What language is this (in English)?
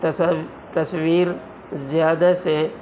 Urdu